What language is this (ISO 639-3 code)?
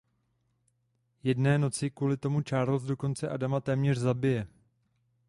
ces